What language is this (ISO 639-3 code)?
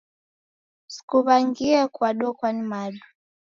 dav